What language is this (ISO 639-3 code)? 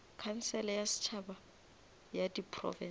nso